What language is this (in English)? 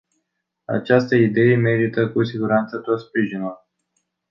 Romanian